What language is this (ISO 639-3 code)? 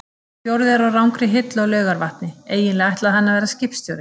isl